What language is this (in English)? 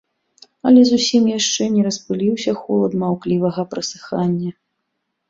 Belarusian